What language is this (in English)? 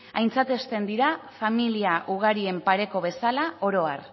Basque